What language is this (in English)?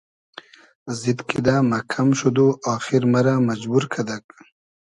Hazaragi